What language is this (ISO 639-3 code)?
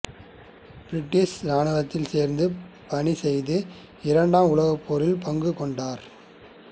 tam